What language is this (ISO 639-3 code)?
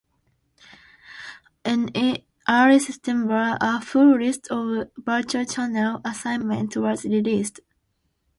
eng